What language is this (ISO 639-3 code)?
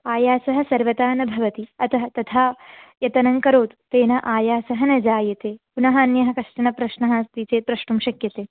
san